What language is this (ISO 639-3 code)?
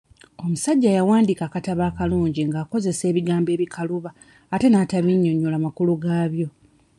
lug